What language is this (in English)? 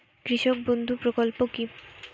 Bangla